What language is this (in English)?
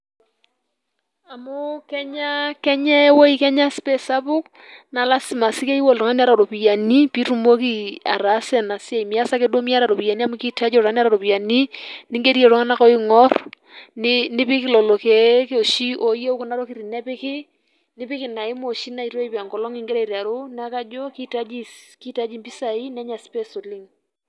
Masai